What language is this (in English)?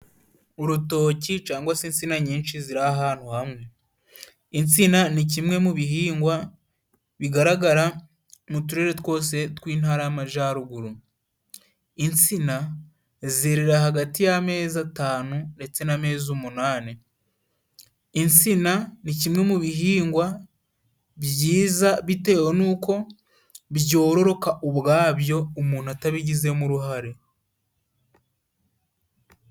Kinyarwanda